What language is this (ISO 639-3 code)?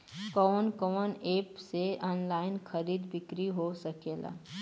bho